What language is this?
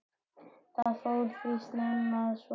Icelandic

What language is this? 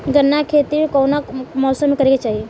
Bhojpuri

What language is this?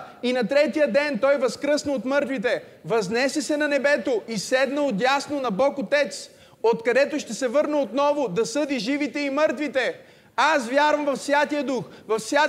Bulgarian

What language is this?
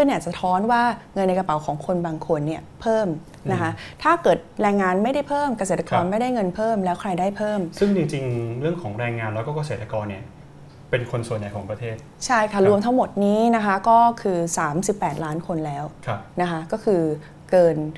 Thai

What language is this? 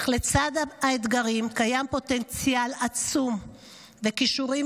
Hebrew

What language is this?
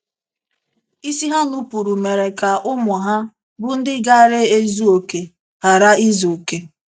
Igbo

